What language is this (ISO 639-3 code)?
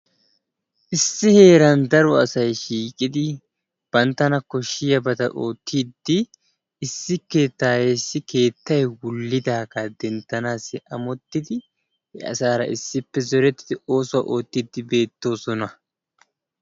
wal